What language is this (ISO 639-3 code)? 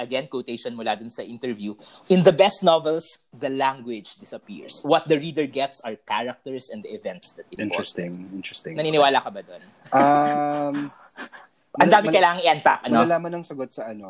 fil